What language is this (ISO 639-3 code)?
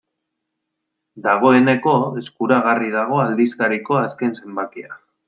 eus